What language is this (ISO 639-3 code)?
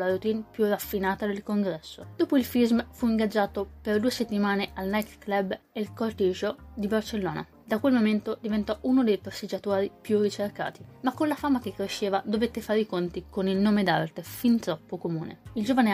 ita